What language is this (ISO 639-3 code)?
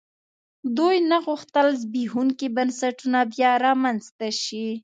pus